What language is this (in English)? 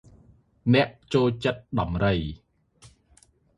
Khmer